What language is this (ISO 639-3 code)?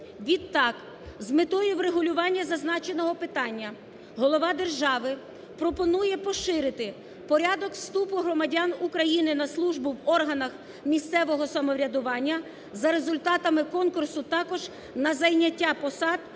ukr